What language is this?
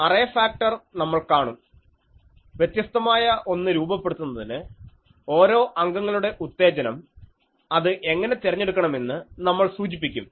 Malayalam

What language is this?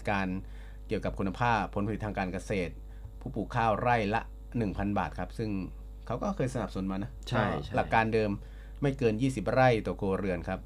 Thai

